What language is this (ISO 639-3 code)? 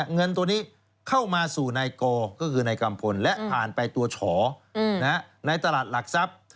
tha